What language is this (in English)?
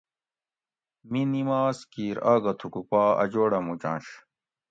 Gawri